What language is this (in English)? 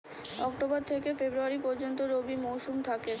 Bangla